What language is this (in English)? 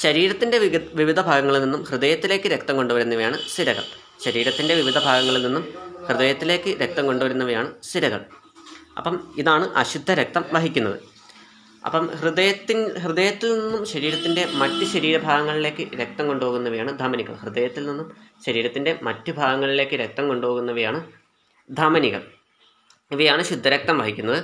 Malayalam